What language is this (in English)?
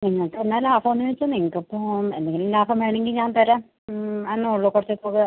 Malayalam